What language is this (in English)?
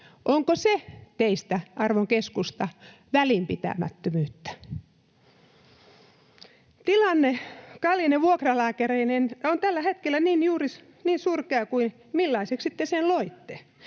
Finnish